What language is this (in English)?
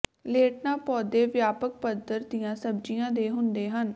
Punjabi